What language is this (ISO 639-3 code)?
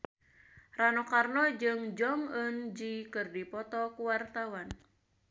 sun